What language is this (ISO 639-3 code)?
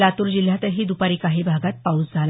mar